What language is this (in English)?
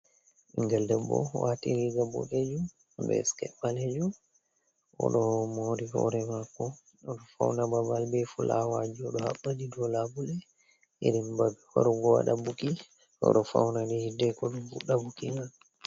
Fula